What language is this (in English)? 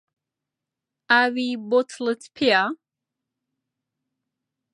Central Kurdish